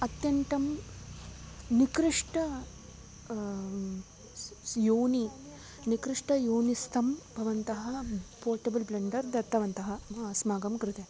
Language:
Sanskrit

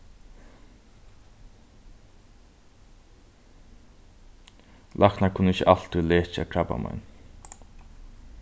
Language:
Faroese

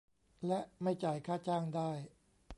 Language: Thai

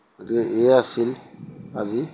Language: Assamese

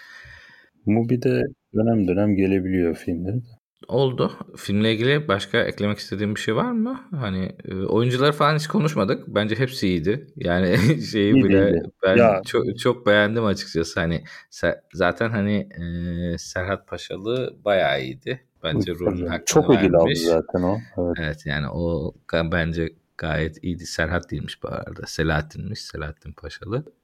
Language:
Turkish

